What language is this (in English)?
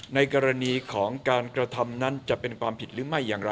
Thai